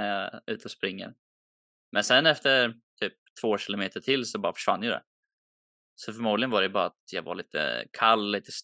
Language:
Swedish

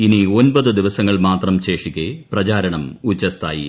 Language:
Malayalam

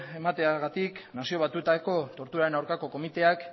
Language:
Basque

